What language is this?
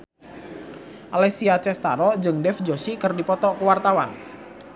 Sundanese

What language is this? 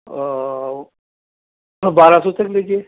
Urdu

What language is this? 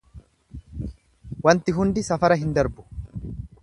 Oromo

